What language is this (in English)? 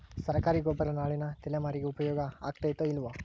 Kannada